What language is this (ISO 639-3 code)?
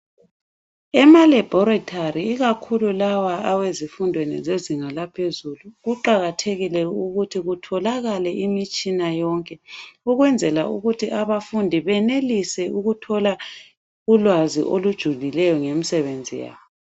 nde